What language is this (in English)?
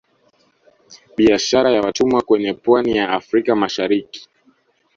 Swahili